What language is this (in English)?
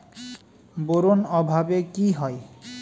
Bangla